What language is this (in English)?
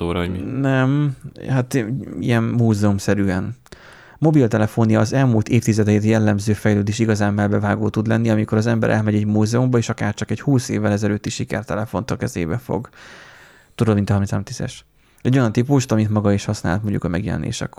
Hungarian